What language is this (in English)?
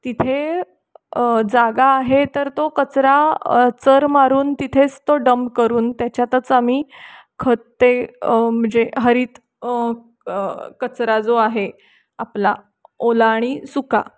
Marathi